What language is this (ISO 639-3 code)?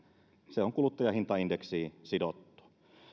fin